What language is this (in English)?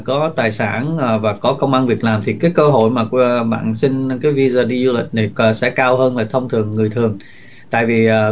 Vietnamese